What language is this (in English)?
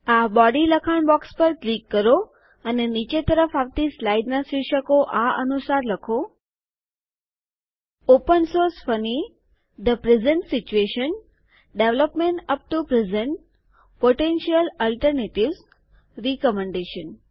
Gujarati